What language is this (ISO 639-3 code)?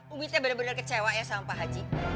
ind